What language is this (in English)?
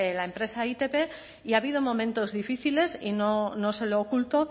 Spanish